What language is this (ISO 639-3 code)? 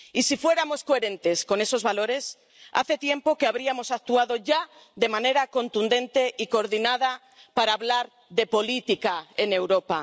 spa